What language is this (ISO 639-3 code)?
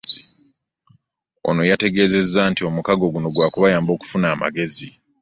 lug